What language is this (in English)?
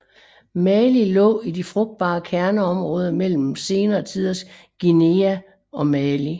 Danish